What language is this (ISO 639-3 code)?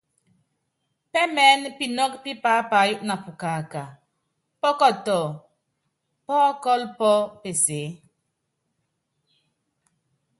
yav